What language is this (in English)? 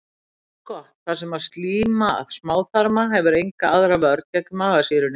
Icelandic